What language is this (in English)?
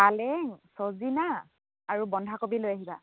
Assamese